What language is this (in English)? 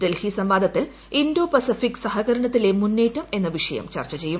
Malayalam